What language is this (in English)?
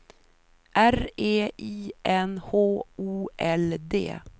Swedish